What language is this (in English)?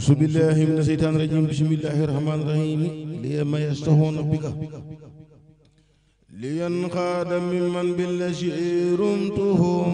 French